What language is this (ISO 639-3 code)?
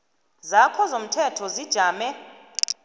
nbl